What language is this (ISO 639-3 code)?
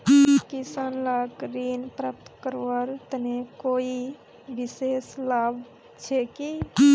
mag